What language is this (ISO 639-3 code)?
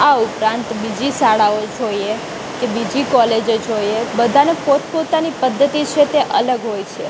guj